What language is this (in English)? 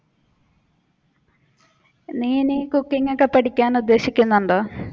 Malayalam